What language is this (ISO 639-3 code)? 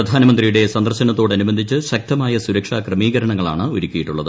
mal